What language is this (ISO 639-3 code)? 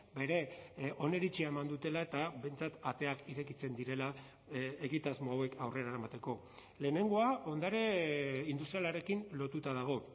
eus